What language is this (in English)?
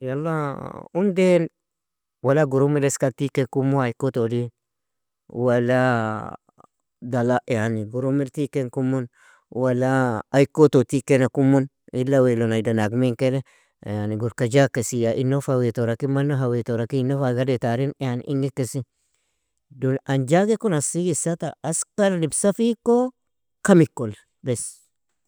Nobiin